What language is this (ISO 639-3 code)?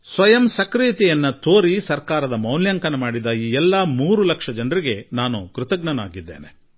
kan